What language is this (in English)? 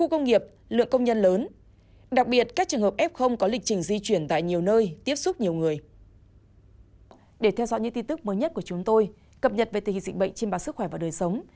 Vietnamese